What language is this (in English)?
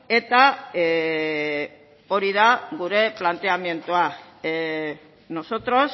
Basque